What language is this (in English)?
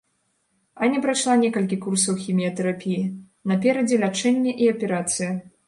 Belarusian